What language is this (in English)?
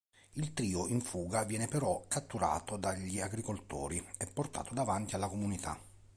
Italian